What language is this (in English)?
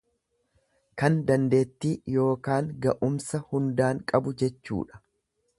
Oromo